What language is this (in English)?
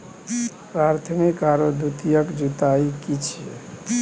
Maithili